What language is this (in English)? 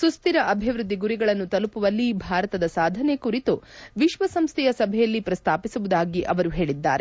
Kannada